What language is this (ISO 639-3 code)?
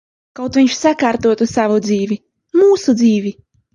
lav